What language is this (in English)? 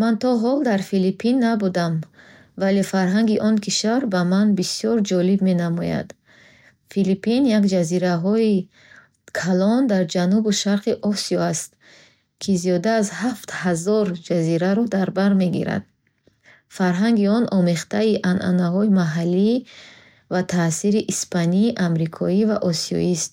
Bukharic